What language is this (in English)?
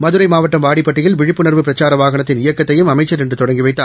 Tamil